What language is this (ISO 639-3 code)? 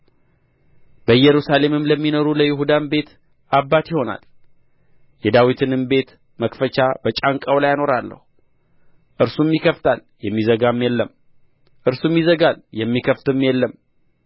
amh